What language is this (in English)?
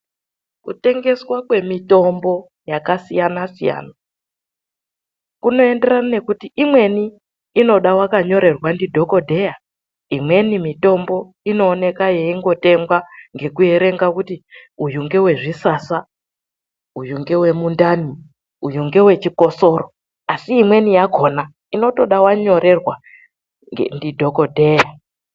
Ndau